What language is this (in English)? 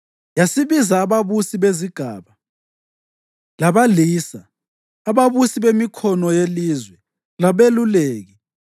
North Ndebele